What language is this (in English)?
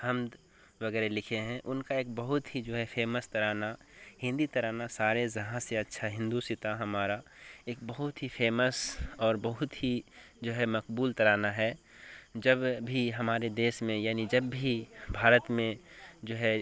Urdu